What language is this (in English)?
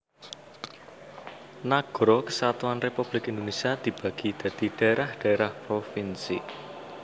Javanese